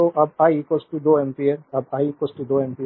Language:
Hindi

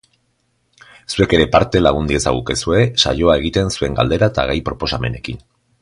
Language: Basque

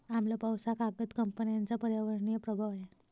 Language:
Marathi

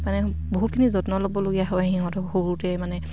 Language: Assamese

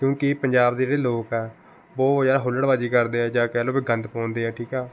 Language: Punjabi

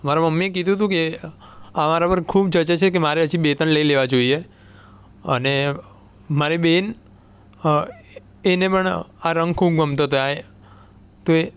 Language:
Gujarati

